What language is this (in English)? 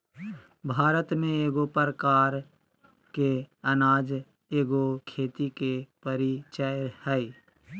Magahi